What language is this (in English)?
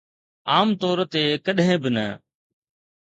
Sindhi